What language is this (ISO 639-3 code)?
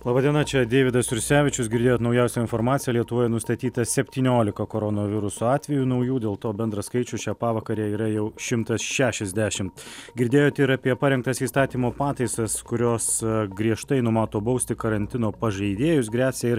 lit